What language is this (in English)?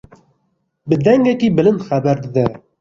Kurdish